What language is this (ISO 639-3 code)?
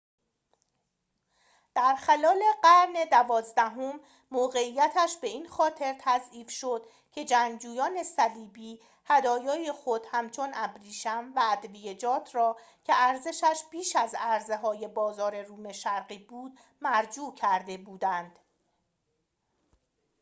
fas